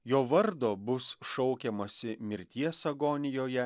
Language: Lithuanian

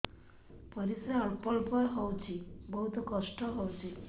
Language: Odia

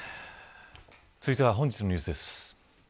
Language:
Japanese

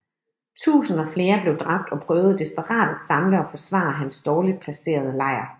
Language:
Danish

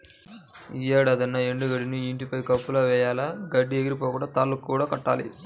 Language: Telugu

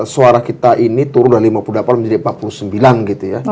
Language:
Indonesian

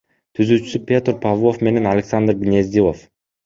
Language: Kyrgyz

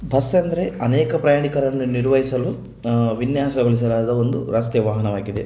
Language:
Kannada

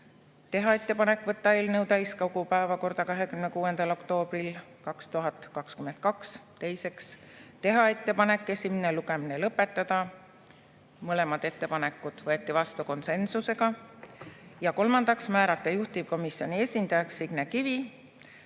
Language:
Estonian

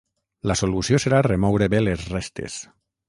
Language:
Catalan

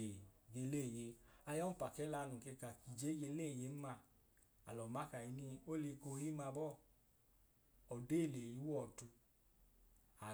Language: Idoma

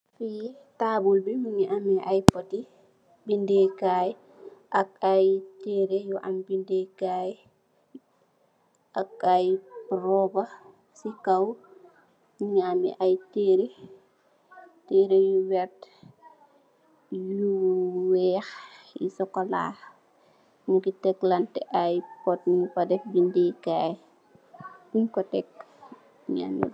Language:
Wolof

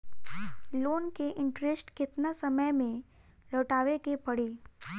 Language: Bhojpuri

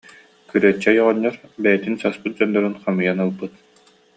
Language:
Yakut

